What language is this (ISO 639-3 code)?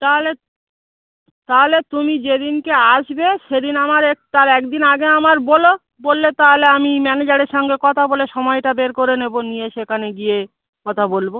ben